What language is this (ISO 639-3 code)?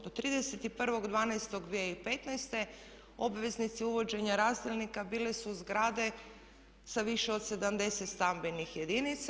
hrv